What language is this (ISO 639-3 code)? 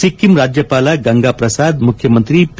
kan